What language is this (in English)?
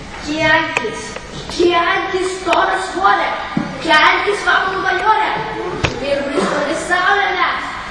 Ukrainian